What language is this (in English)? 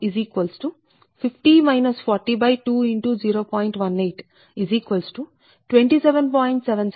Telugu